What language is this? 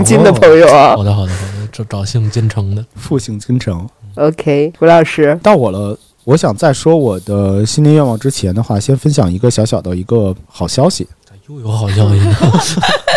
Chinese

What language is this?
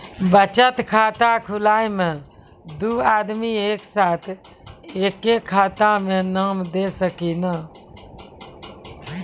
Maithili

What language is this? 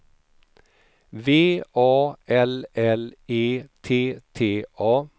Swedish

